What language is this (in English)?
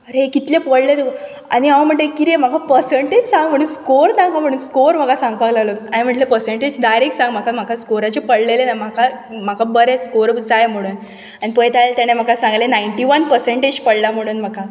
Konkani